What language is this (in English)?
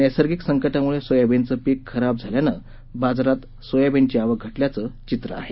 Marathi